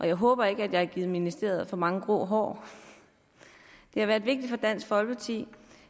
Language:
Danish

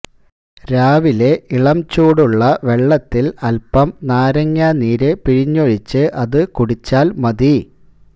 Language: Malayalam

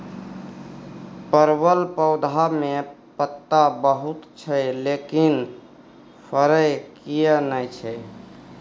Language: Maithili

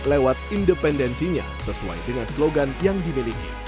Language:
Indonesian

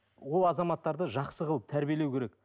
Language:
Kazakh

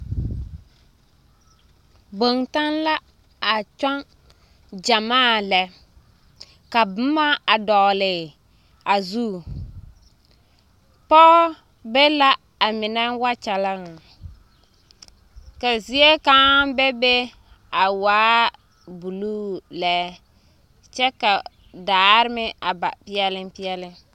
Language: Southern Dagaare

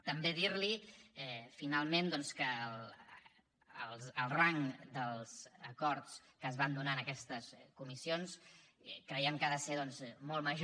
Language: Catalan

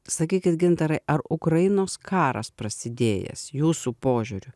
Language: Lithuanian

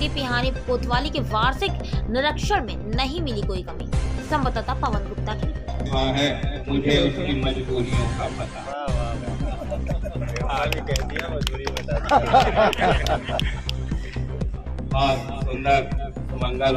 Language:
Hindi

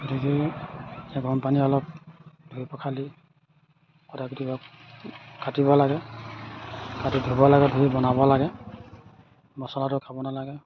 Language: Assamese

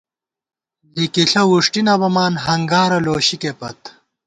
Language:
Gawar-Bati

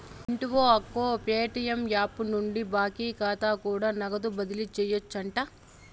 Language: Telugu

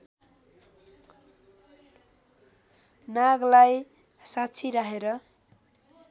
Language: Nepali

